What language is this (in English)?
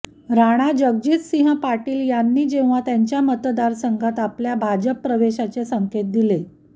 Marathi